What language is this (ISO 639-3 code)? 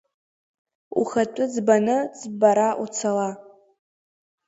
abk